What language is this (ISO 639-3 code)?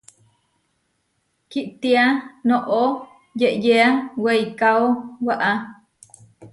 var